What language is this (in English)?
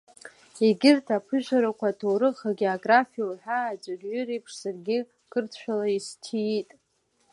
Abkhazian